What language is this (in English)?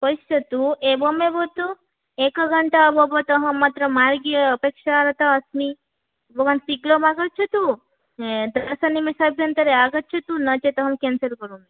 Sanskrit